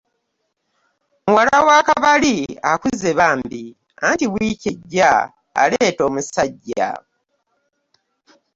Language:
Ganda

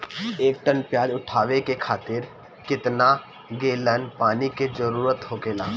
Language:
Bhojpuri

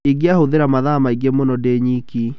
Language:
Kikuyu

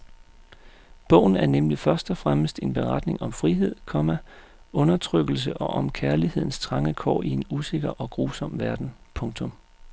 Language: Danish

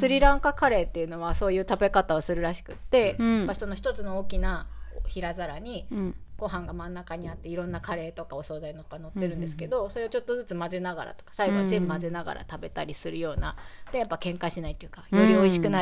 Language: Japanese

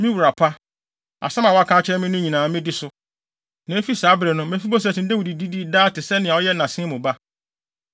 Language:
Akan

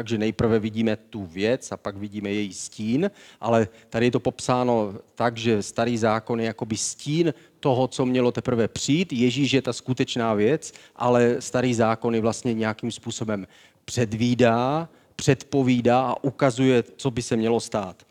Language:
Czech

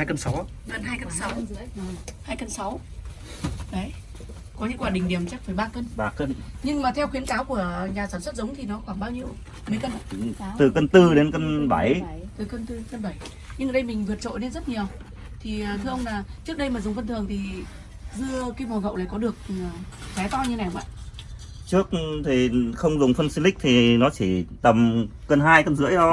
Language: Vietnamese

